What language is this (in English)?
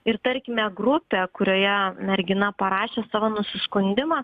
Lithuanian